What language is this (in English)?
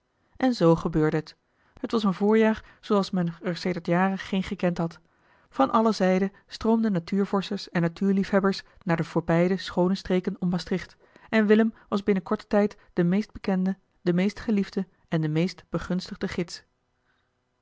Dutch